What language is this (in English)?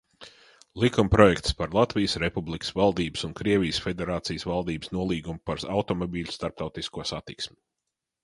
Latvian